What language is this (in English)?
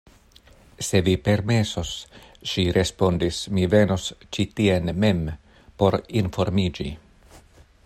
Esperanto